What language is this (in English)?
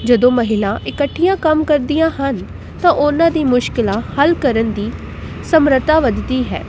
Punjabi